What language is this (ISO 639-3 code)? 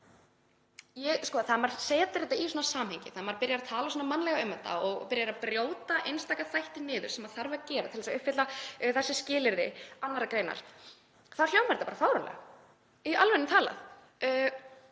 isl